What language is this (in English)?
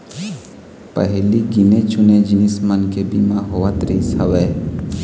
Chhattisgarhi